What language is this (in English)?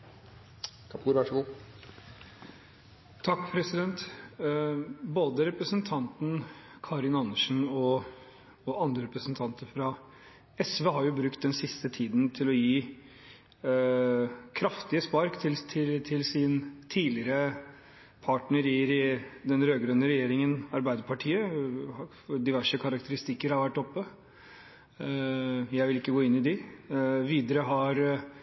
Norwegian Bokmål